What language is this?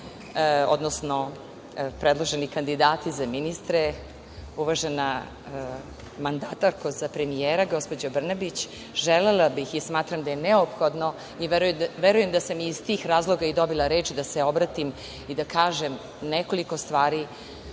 Serbian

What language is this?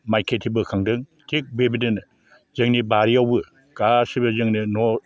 Bodo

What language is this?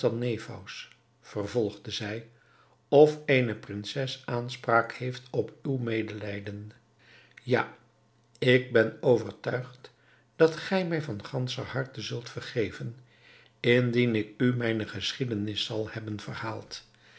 Dutch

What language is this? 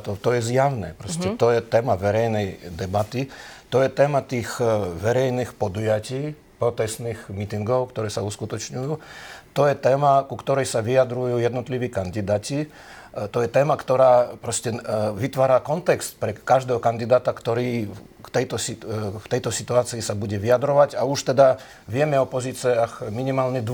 Slovak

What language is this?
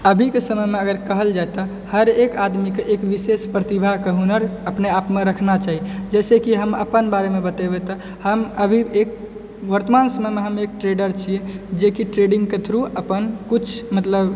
Maithili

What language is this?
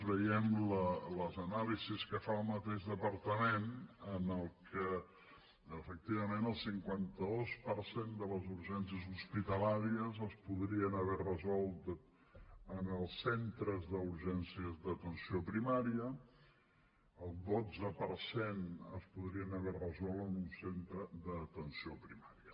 Catalan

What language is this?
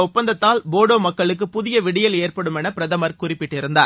Tamil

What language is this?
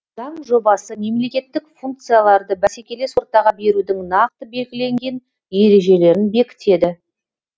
Kazakh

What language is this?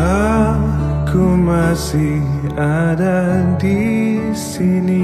Indonesian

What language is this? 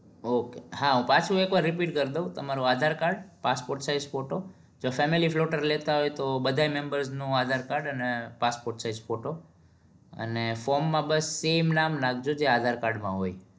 Gujarati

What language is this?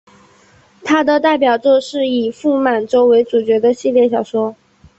Chinese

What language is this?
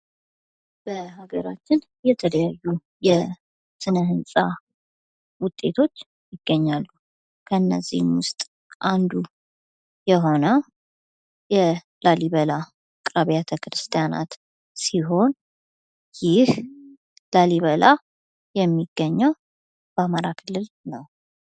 Amharic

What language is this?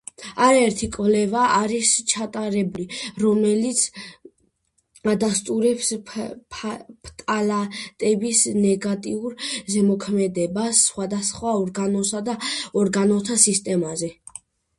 Georgian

